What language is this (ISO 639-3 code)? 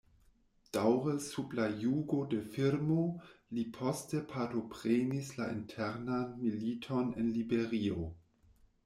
epo